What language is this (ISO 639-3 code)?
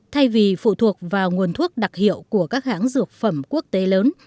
vie